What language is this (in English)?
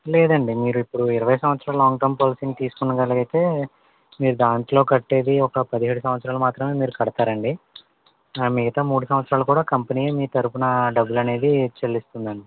Telugu